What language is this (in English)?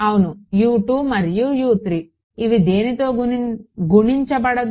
Telugu